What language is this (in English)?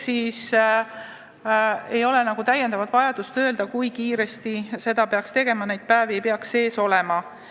Estonian